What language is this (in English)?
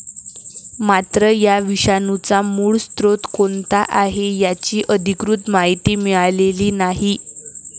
Marathi